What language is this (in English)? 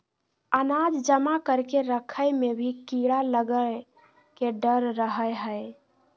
Magahi